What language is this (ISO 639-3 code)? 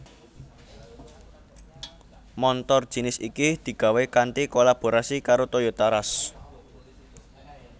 jav